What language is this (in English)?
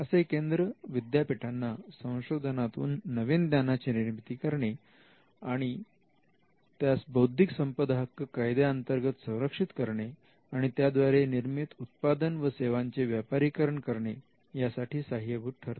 Marathi